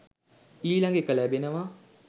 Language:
Sinhala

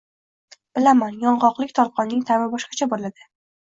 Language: Uzbek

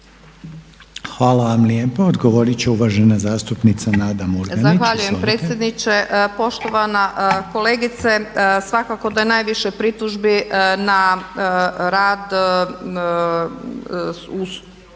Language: Croatian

